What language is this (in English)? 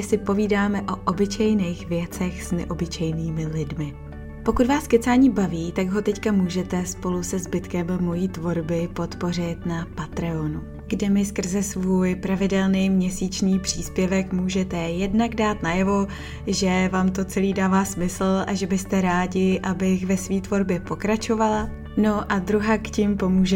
Czech